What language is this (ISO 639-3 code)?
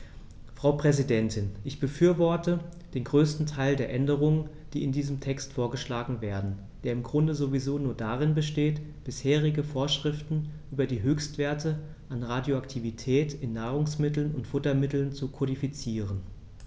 deu